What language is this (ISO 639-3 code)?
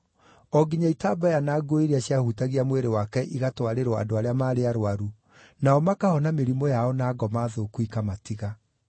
kik